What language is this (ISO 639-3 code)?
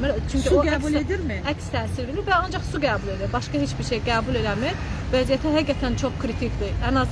tur